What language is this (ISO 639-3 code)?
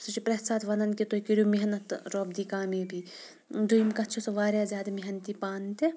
kas